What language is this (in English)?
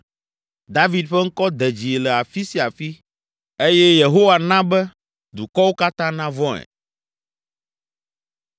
Ewe